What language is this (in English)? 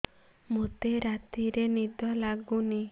Odia